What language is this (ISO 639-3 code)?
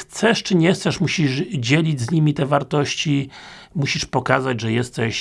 pol